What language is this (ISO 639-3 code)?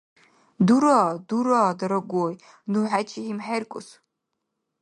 dar